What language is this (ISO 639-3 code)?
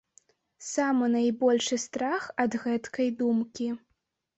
bel